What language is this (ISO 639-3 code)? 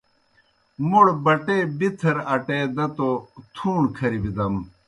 plk